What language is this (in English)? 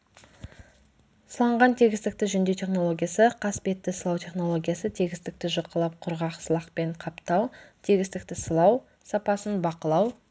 Kazakh